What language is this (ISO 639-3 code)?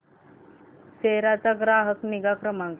mar